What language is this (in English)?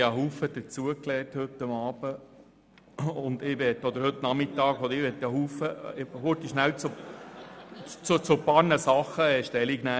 Swiss German